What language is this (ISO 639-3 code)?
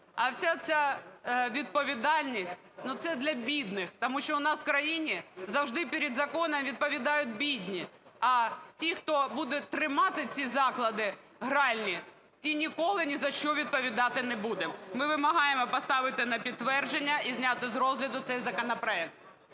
ukr